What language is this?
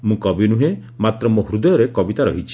Odia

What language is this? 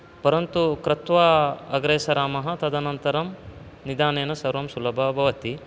Sanskrit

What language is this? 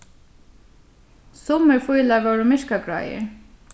Faroese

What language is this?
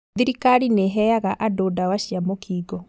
Kikuyu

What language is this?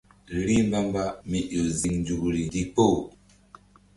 Mbum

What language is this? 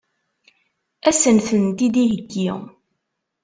Kabyle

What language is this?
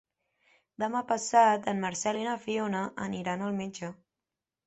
Catalan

